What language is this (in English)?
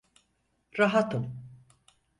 Turkish